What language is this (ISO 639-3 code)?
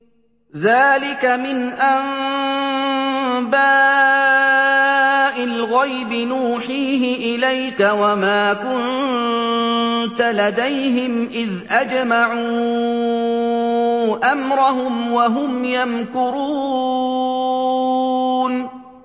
ara